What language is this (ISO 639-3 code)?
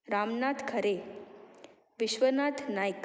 kok